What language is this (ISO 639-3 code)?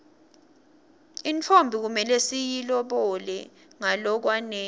ssw